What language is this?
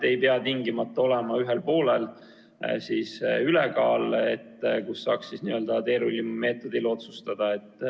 Estonian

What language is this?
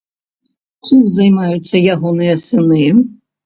Belarusian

